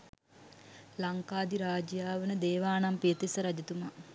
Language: Sinhala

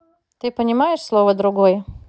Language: Russian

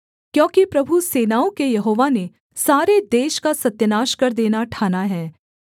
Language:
Hindi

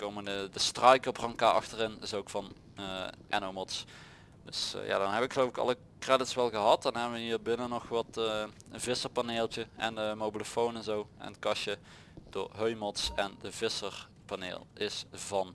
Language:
Dutch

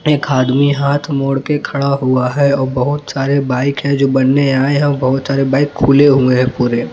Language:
Hindi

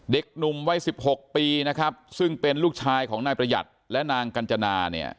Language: Thai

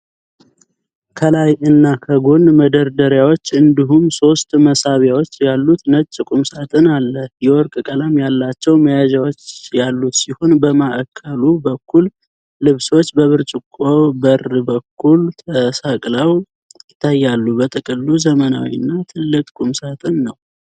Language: Amharic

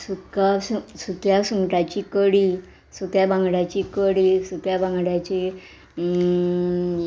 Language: Konkani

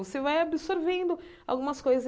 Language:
Portuguese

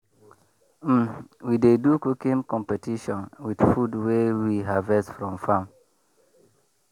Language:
Nigerian Pidgin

